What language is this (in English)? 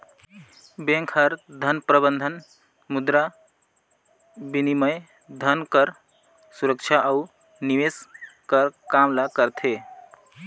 Chhattisgarhi